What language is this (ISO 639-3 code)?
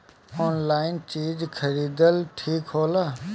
bho